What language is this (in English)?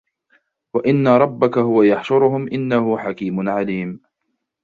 Arabic